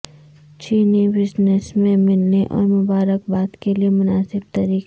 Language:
Urdu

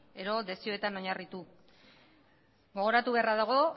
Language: Basque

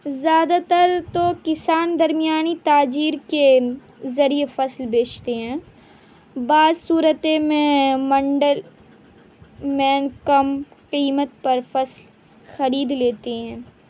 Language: Urdu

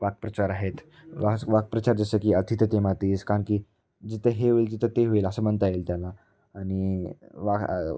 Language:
Marathi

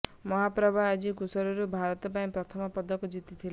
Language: Odia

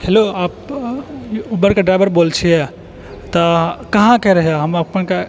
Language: Maithili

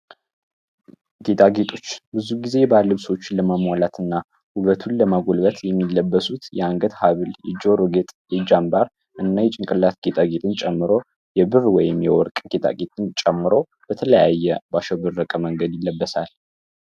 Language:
Amharic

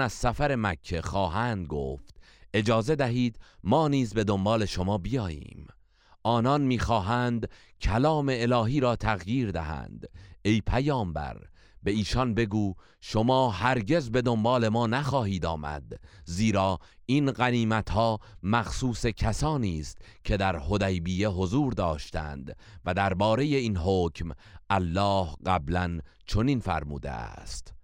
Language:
Persian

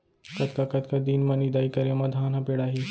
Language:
Chhattisgarhi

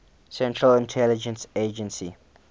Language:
English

